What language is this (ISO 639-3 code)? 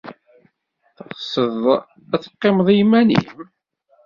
kab